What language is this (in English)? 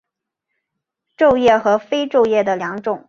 Chinese